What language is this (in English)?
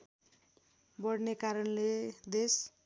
Nepali